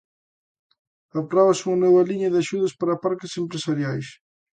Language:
Galician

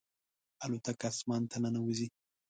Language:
Pashto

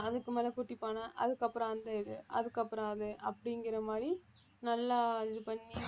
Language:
Tamil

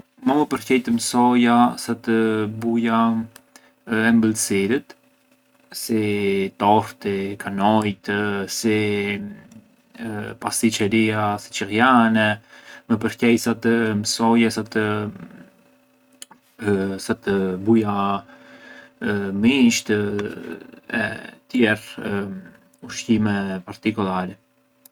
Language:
Arbëreshë Albanian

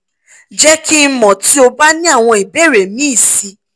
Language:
Yoruba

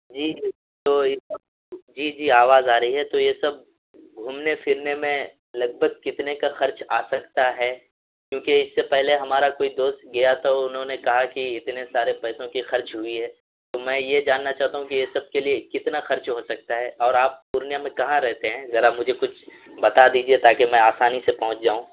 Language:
Urdu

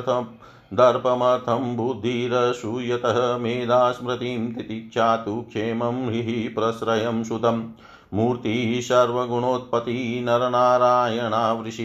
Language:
Hindi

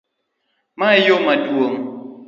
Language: Luo (Kenya and Tanzania)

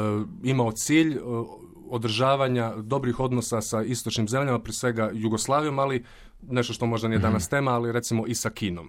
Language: Croatian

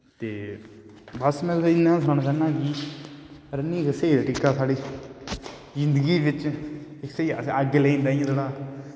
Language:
Dogri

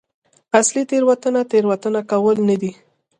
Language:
Pashto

